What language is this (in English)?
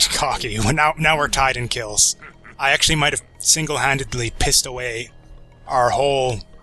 English